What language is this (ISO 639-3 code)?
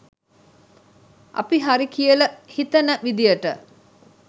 sin